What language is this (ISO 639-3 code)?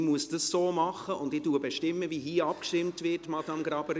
gsw